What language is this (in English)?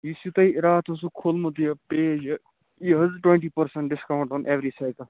Kashmiri